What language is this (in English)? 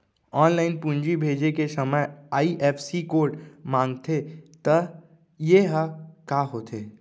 Chhattisgarhi